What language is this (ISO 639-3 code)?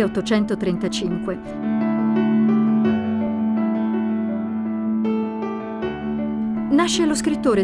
ita